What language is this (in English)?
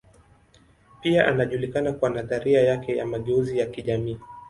Swahili